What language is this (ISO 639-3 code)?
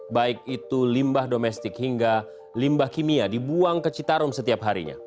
ind